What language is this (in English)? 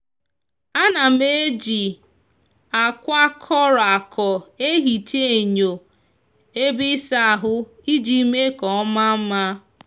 Igbo